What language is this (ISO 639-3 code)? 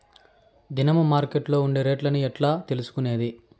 tel